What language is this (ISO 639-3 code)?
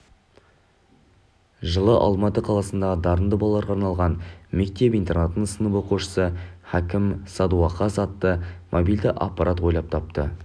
kaz